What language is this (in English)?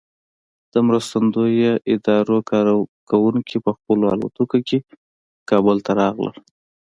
Pashto